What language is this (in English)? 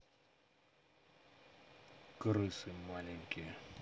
Russian